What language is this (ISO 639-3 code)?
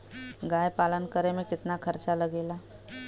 bho